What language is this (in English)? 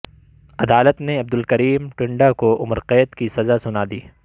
Urdu